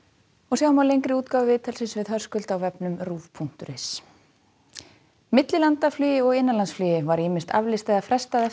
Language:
Icelandic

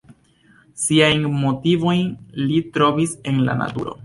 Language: Esperanto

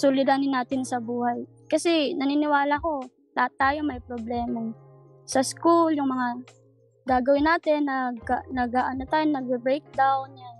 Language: Filipino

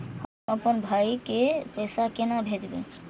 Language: Maithili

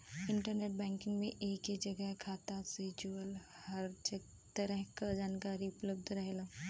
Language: Bhojpuri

